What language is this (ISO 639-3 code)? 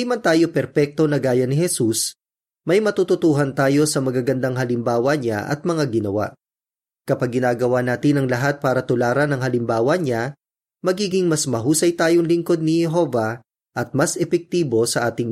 fil